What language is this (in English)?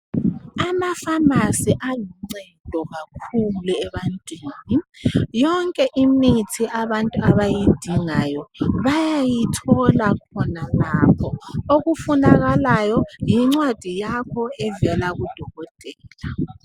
North Ndebele